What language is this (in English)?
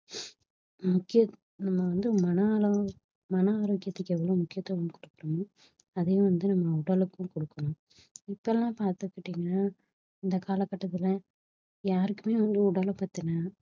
Tamil